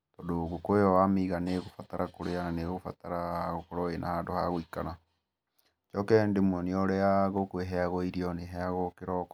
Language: Kikuyu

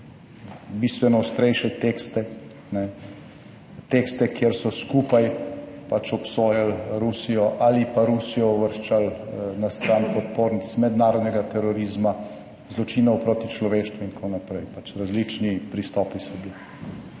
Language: Slovenian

